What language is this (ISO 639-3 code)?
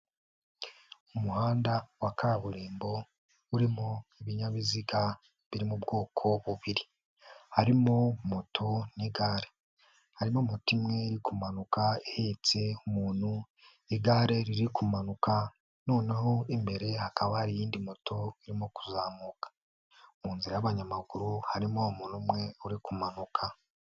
kin